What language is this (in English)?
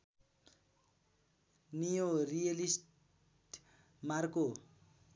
Nepali